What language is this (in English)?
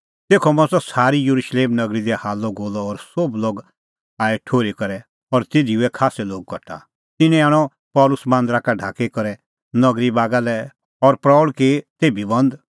Kullu Pahari